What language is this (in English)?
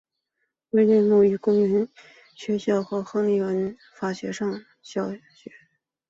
Chinese